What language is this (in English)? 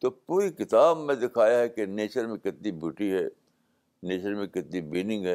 Urdu